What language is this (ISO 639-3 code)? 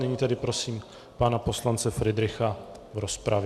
ces